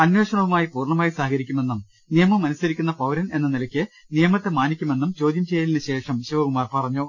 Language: Malayalam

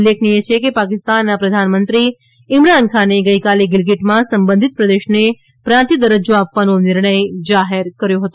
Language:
Gujarati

